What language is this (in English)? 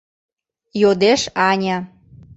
Mari